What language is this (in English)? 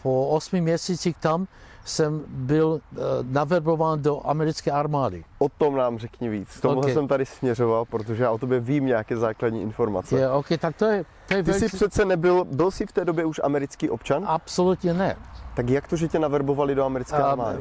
Czech